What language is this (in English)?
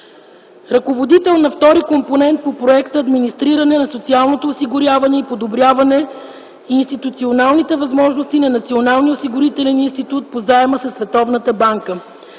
Bulgarian